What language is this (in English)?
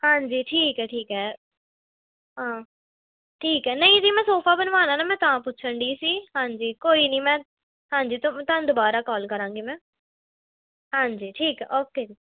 Punjabi